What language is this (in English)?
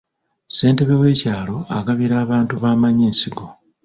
Ganda